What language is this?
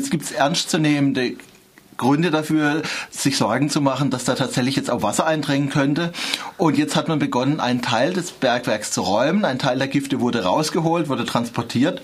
German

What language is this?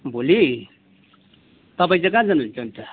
Nepali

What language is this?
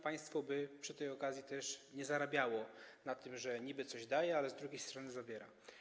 Polish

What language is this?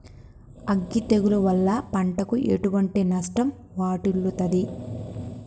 Telugu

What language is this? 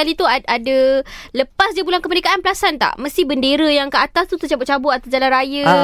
Malay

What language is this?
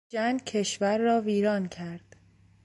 Persian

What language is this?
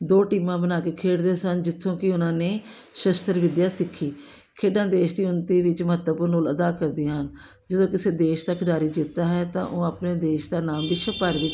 Punjabi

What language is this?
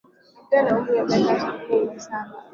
Swahili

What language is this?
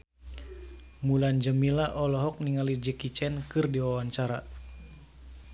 Sundanese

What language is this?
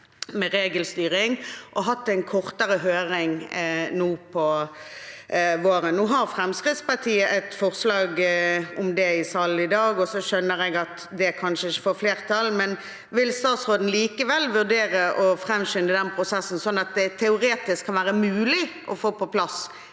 Norwegian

